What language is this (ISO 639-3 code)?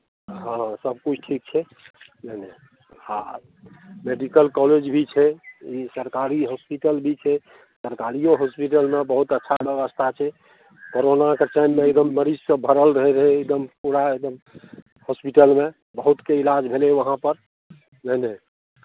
mai